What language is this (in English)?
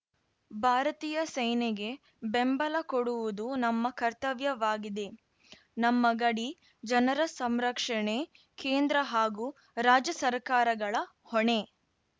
Kannada